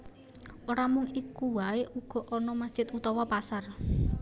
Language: Javanese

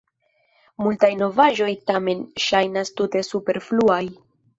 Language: Esperanto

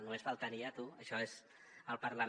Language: Catalan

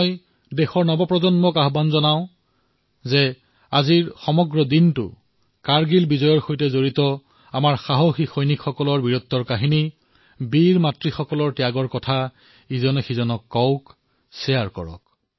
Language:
Assamese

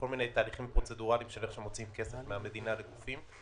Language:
Hebrew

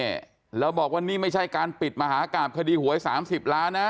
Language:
Thai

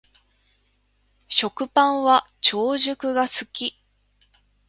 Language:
Japanese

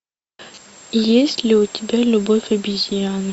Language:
Russian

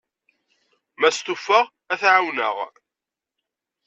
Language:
Kabyle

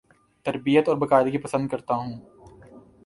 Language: Urdu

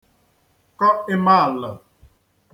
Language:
Igbo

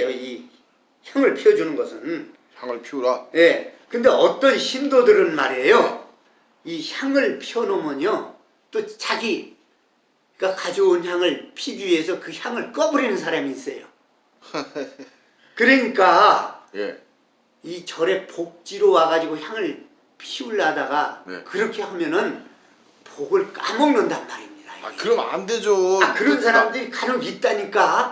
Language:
Korean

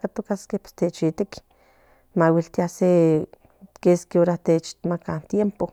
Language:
Central Nahuatl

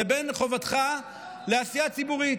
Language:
Hebrew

